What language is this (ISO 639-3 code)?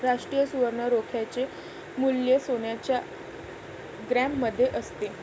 mar